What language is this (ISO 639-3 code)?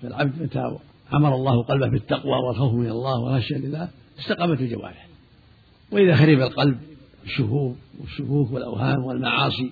ara